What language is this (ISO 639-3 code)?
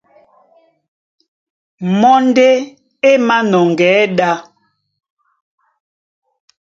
dua